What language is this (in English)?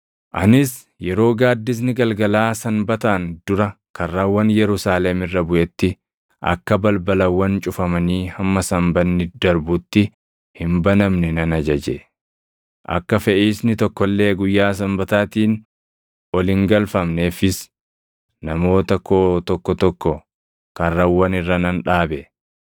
Oromo